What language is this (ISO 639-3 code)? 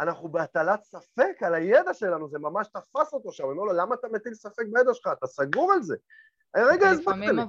heb